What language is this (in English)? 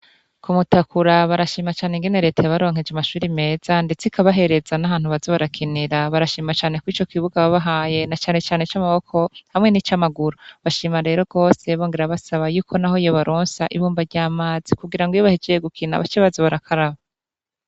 Rundi